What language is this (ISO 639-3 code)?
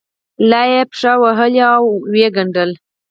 pus